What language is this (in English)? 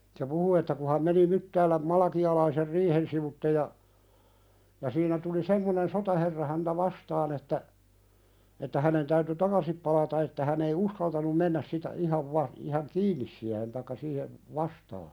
Finnish